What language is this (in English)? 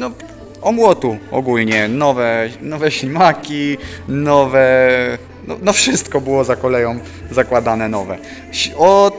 Polish